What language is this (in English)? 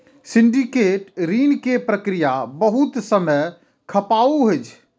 Maithili